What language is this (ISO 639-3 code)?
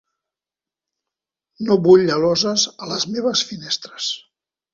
cat